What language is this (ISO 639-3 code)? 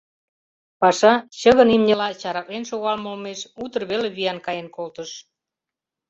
chm